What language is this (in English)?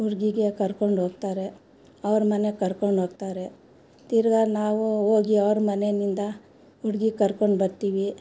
Kannada